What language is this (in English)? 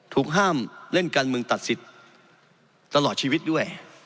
Thai